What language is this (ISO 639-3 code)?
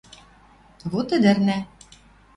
mrj